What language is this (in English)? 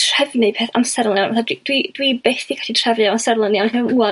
Welsh